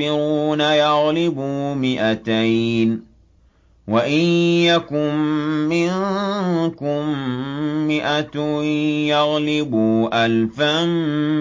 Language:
Arabic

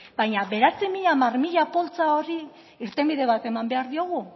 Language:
Basque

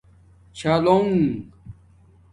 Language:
Domaaki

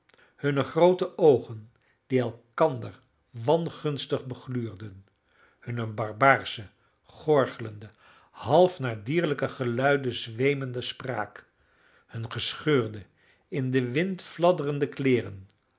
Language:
Dutch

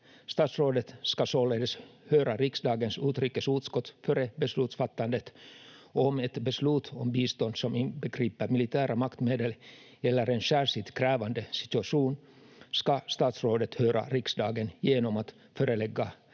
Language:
Finnish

